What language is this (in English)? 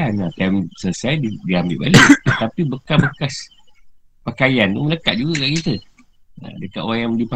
Malay